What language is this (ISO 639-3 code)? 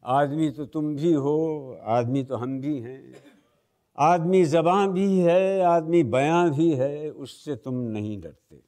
hin